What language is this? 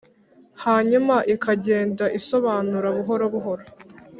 Kinyarwanda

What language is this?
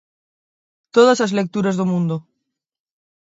Galician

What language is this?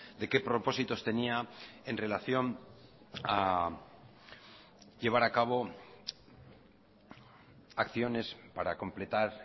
Spanish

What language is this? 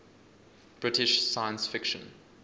English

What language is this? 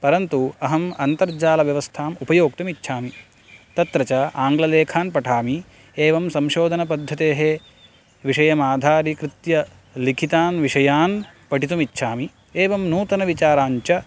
Sanskrit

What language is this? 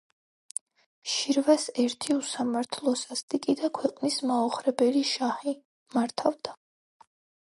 Georgian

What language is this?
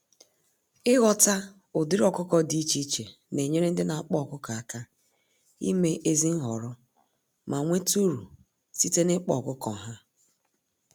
Igbo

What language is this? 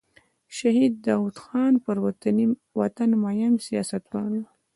Pashto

